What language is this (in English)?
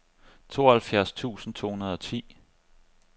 Danish